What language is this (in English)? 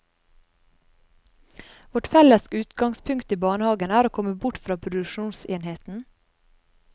Norwegian